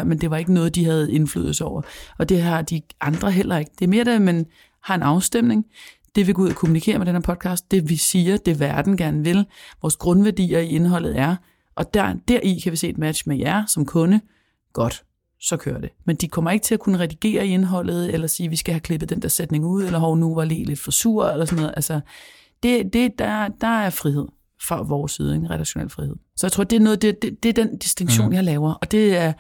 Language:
Danish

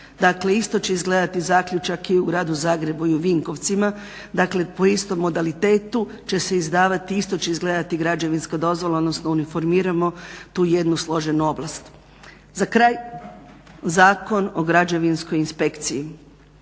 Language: Croatian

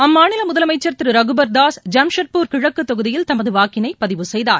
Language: Tamil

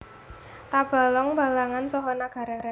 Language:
Javanese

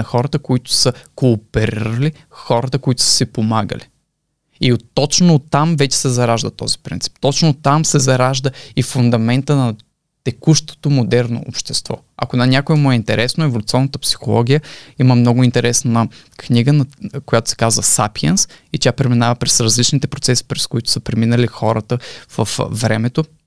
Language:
Bulgarian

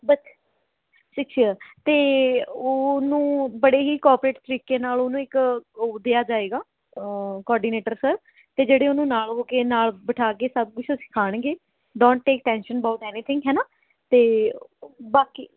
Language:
Punjabi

